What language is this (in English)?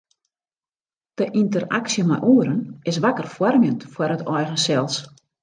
Western Frisian